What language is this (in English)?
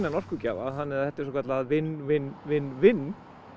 Icelandic